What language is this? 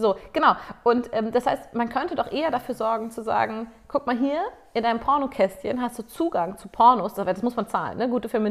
German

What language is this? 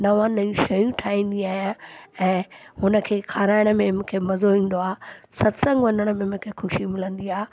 Sindhi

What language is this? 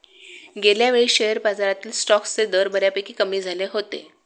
Marathi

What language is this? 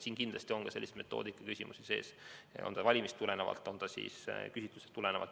Estonian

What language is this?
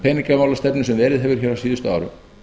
Icelandic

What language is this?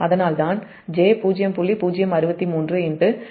Tamil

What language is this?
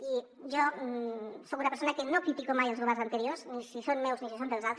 Catalan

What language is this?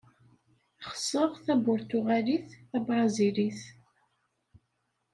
Kabyle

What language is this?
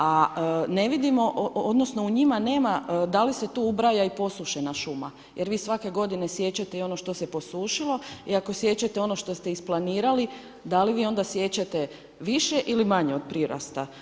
Croatian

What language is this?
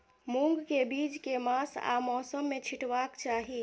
Maithili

